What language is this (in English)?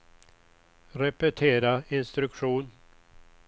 Swedish